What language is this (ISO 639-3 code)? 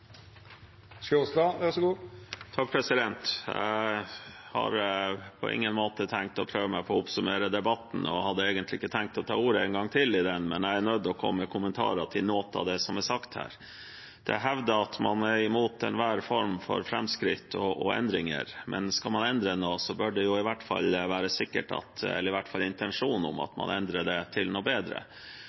nob